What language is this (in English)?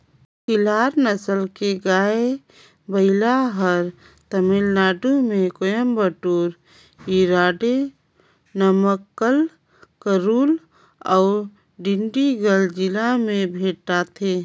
Chhattisgarhi